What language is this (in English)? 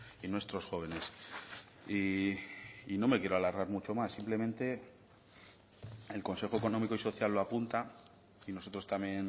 Spanish